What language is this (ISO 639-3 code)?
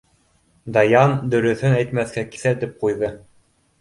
bak